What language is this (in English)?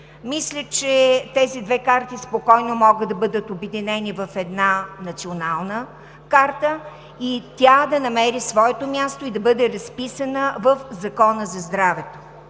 Bulgarian